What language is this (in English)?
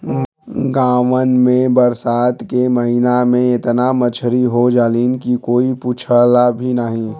Bhojpuri